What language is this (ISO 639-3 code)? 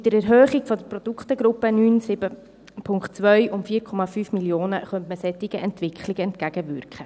gsw